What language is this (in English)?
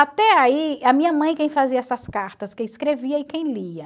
Portuguese